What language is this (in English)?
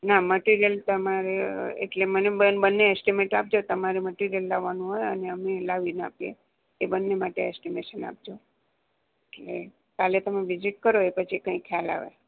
Gujarati